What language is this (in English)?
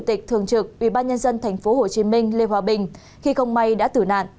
Vietnamese